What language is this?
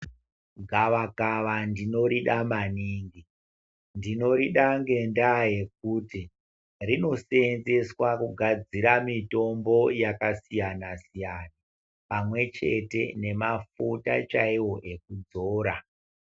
Ndau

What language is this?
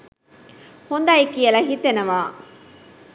Sinhala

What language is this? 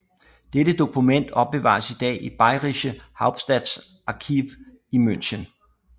Danish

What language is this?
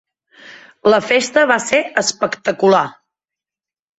Catalan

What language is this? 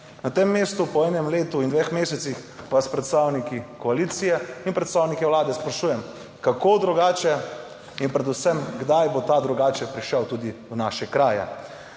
Slovenian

